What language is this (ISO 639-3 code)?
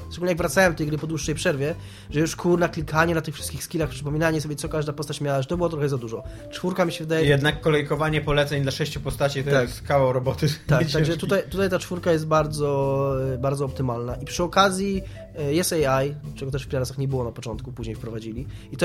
pol